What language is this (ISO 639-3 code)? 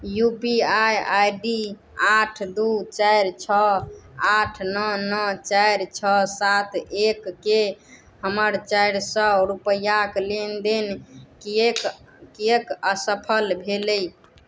mai